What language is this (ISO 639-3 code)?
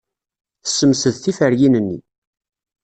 kab